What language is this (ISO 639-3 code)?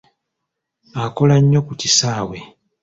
lug